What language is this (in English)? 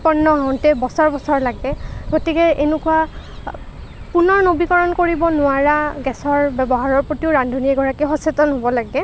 Assamese